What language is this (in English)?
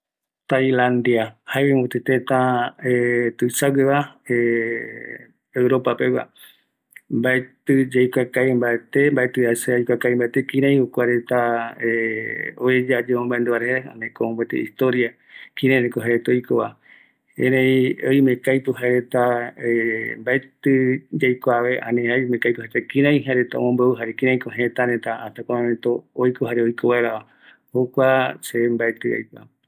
Eastern Bolivian Guaraní